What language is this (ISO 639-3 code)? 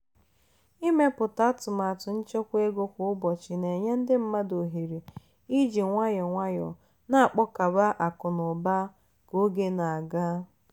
ibo